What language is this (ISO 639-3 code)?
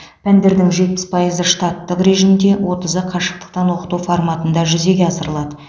kaz